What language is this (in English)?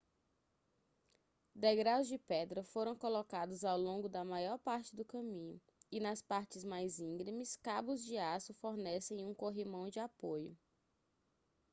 Portuguese